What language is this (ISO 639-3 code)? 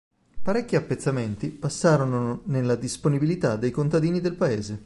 ita